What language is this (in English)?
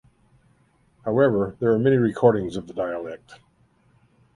English